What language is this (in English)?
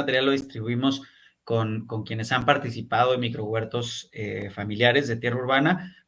Spanish